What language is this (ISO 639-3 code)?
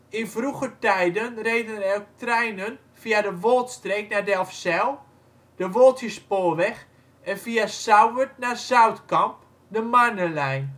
nld